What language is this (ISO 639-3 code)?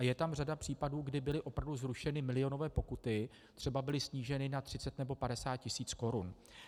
ces